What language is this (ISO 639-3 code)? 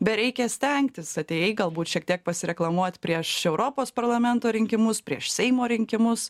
lit